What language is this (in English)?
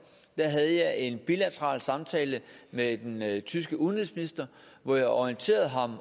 Danish